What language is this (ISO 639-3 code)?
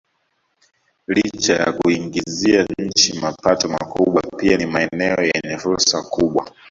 swa